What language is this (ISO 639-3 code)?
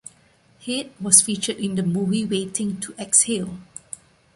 eng